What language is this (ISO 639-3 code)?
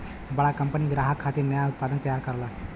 bho